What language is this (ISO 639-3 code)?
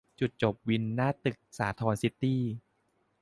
tha